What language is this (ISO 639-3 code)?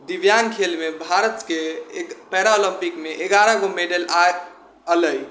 mai